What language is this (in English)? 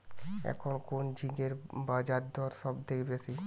Bangla